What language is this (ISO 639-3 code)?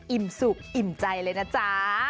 tha